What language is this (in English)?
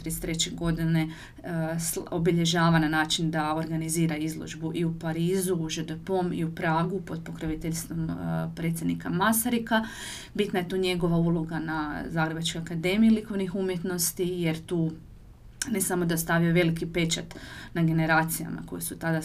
Croatian